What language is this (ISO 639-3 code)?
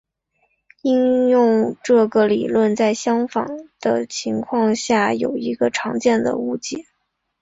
zho